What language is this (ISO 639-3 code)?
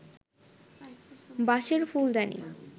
ben